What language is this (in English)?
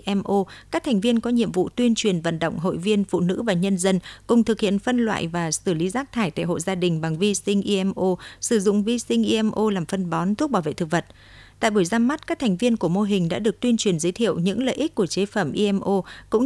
Vietnamese